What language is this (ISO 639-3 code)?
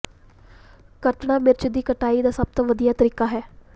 pan